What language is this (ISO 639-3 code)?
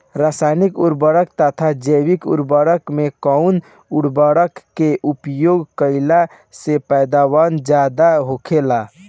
bho